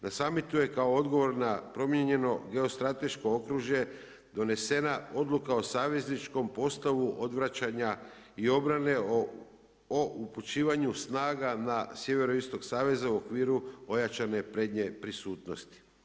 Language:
Croatian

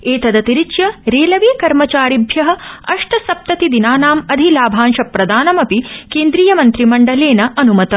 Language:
Sanskrit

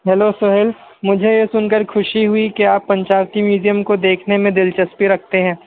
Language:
Urdu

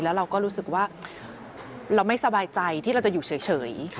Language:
Thai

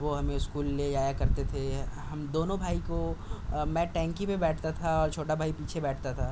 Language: Urdu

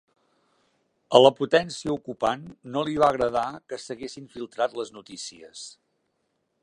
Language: Catalan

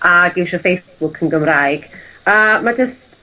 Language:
Welsh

